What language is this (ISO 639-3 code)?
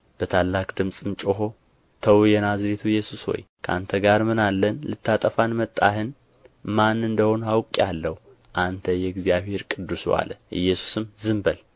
amh